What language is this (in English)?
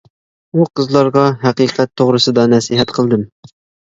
Uyghur